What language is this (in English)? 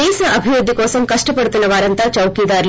Telugu